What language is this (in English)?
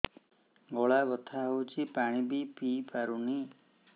Odia